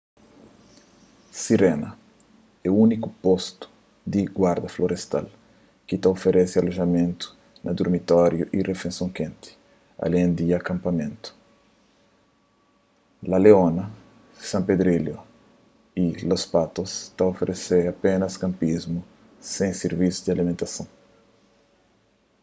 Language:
Kabuverdianu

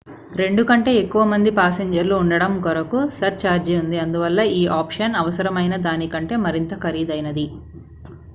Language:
Telugu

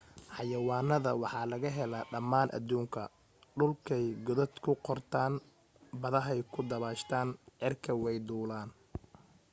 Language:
Somali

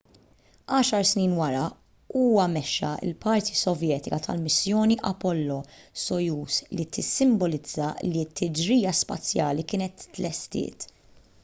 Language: Maltese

